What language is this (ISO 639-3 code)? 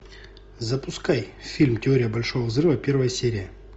rus